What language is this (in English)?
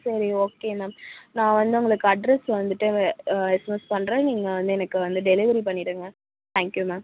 Tamil